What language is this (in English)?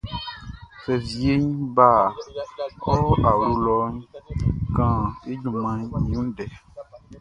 Baoulé